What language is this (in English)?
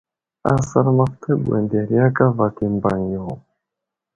Wuzlam